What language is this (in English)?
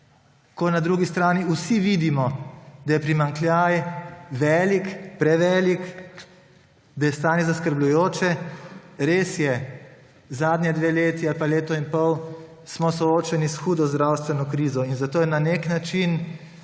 Slovenian